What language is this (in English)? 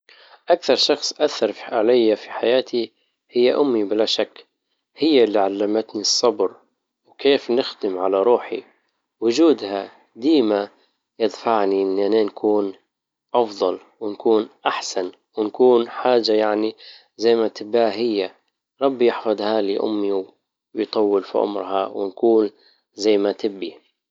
Libyan Arabic